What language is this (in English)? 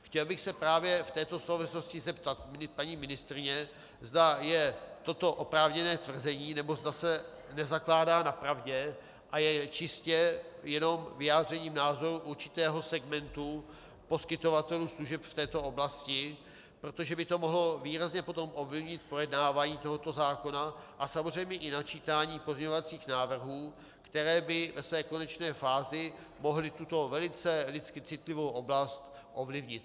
Czech